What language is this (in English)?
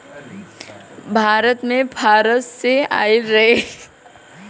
Bhojpuri